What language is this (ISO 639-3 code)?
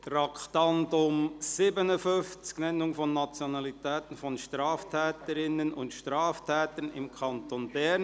gsw